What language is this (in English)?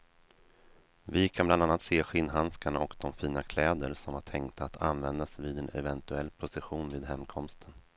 Swedish